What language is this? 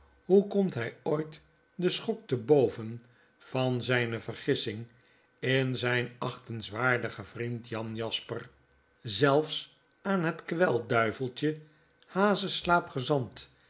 Dutch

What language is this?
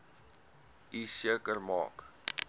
Afrikaans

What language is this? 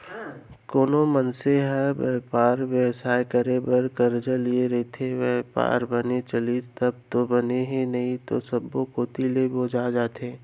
Chhattisgarhi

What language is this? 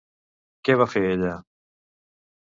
Catalan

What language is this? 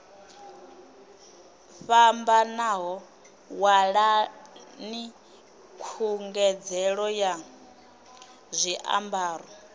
Venda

